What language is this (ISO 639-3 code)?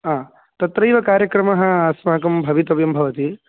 san